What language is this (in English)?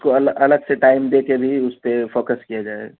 Urdu